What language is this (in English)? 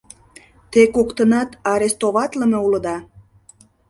Mari